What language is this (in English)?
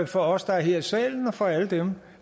Danish